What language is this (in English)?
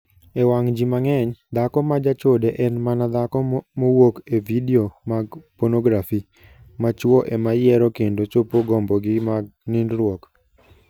Luo (Kenya and Tanzania)